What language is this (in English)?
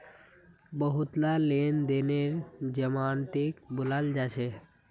Magahi